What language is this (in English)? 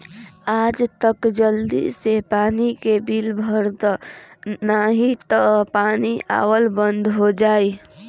Bhojpuri